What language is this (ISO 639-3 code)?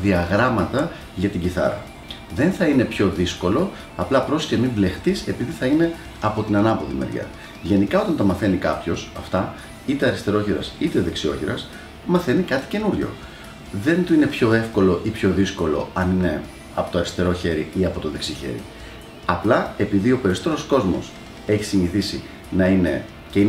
ell